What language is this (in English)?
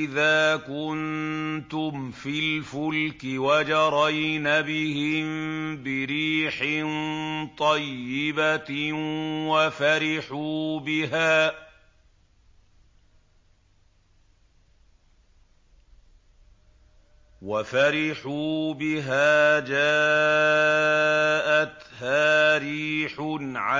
Arabic